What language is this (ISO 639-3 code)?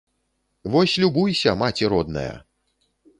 bel